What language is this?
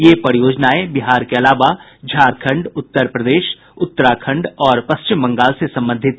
Hindi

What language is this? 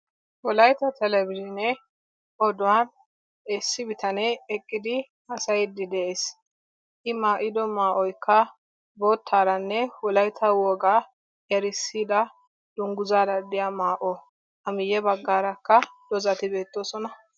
Wolaytta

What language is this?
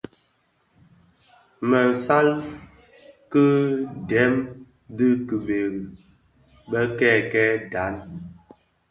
Bafia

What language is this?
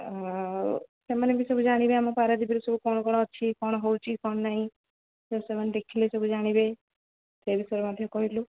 Odia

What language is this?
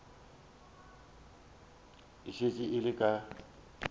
Northern Sotho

